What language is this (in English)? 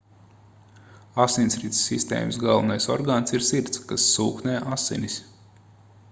Latvian